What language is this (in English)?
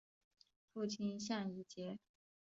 Chinese